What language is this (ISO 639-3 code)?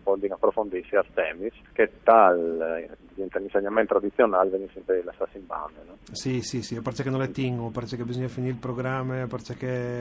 ita